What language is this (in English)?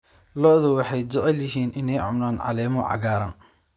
Somali